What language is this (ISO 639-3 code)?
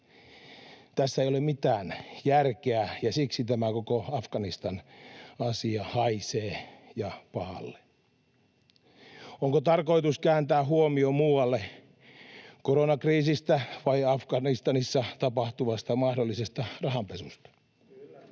fin